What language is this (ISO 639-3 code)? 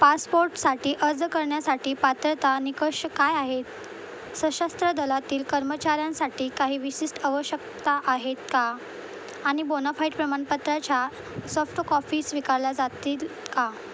mar